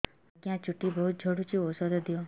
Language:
Odia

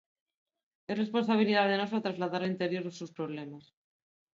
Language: Galician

